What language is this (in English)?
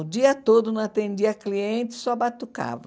Portuguese